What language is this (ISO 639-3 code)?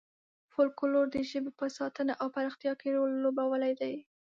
pus